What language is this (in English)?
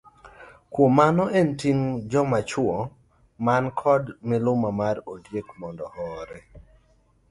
Luo (Kenya and Tanzania)